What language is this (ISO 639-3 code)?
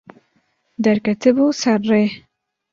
kur